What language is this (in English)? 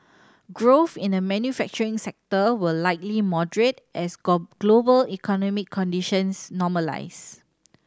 English